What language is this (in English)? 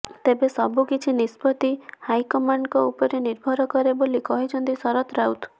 Odia